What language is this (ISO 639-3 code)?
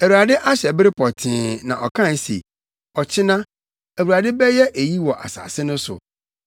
aka